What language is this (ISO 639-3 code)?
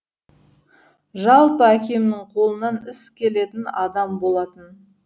kaz